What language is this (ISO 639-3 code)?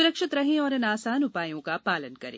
hin